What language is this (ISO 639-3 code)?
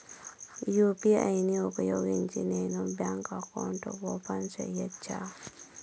tel